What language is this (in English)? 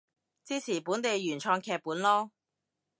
Cantonese